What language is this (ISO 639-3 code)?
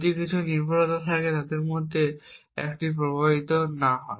ben